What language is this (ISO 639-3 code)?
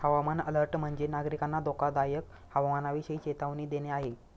mar